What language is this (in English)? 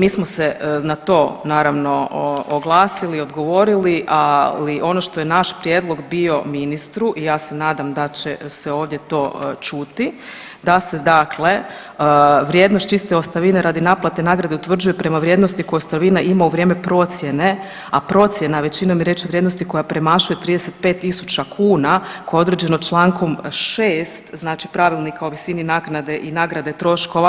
Croatian